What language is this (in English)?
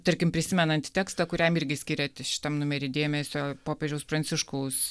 Lithuanian